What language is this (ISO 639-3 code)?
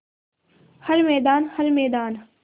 hin